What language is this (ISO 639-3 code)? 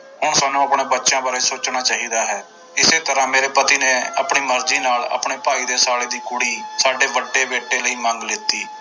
pan